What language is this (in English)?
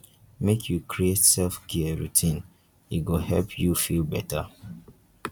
Nigerian Pidgin